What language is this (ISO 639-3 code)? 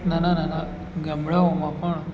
guj